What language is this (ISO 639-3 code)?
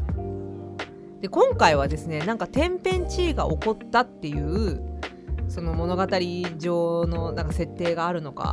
jpn